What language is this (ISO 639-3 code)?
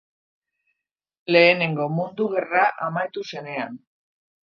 eus